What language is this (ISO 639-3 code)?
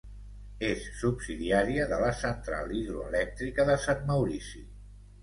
cat